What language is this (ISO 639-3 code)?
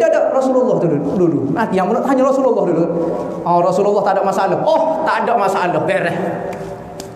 msa